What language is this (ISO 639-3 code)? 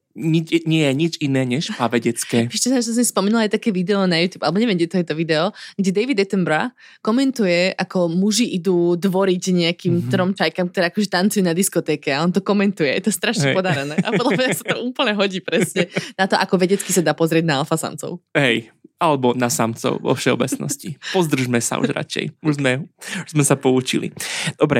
slk